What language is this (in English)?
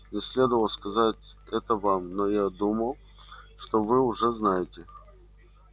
Russian